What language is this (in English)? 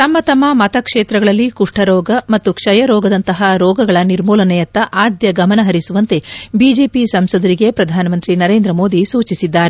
Kannada